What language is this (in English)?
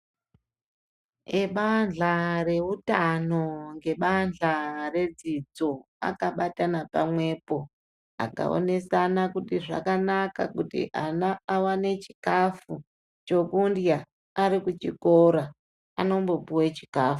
Ndau